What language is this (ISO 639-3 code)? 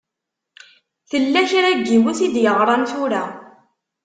kab